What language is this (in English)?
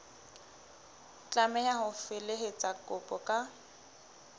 Southern Sotho